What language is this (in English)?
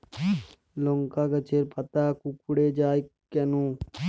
Bangla